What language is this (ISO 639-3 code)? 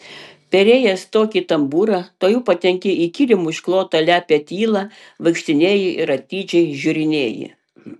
lit